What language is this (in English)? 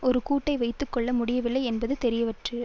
Tamil